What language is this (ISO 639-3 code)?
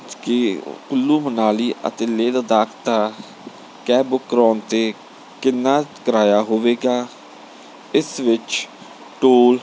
pan